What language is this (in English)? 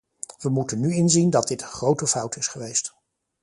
Dutch